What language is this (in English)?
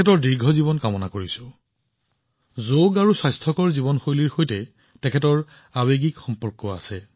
Assamese